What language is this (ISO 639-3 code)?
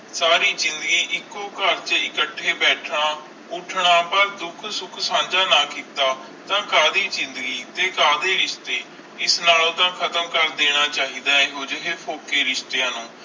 pan